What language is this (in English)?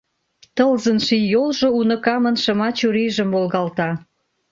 Mari